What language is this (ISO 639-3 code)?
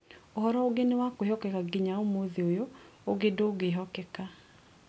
kik